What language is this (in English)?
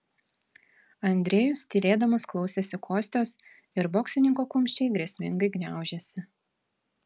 Lithuanian